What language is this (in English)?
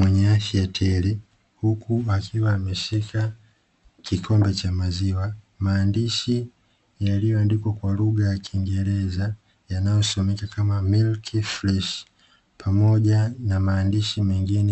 Swahili